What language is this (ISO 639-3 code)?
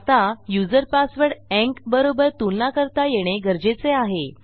mar